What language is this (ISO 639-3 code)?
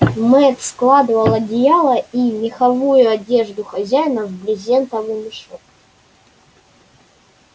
rus